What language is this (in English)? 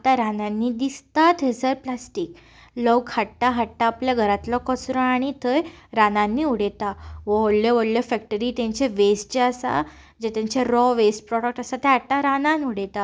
Konkani